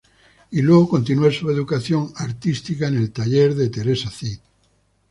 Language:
Spanish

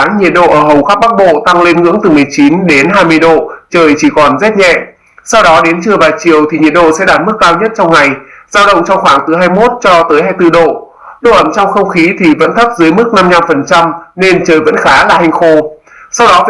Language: Vietnamese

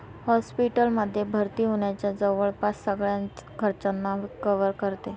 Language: Marathi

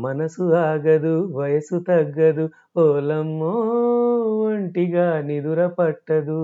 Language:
Telugu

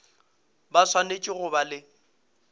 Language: Northern Sotho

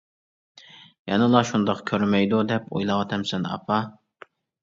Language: Uyghur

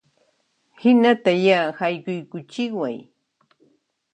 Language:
Puno Quechua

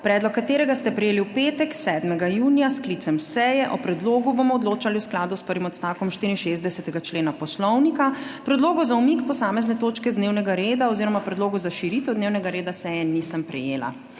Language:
Slovenian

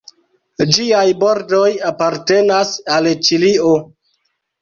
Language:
Esperanto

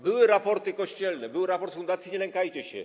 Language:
Polish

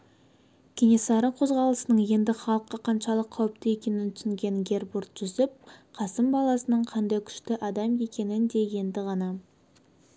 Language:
Kazakh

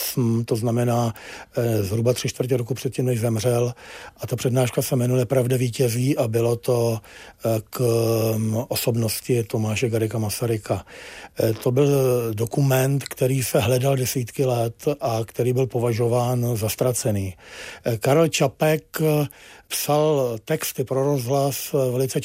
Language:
Czech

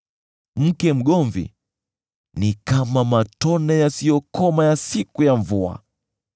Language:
Swahili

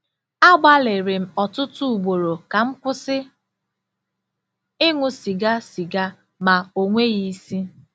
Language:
Igbo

